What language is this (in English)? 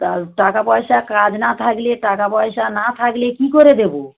Bangla